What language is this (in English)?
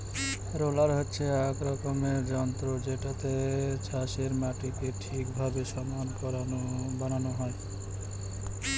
Bangla